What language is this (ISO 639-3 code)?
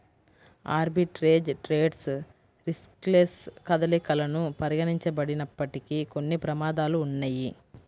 tel